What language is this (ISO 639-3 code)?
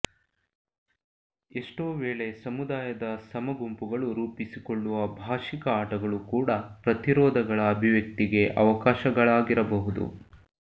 kan